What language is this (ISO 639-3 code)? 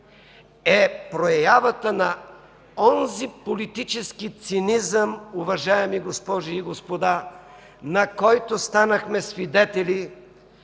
bul